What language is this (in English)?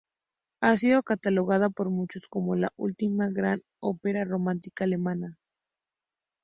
Spanish